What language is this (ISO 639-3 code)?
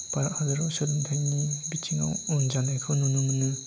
brx